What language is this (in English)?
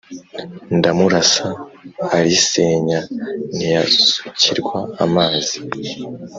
Kinyarwanda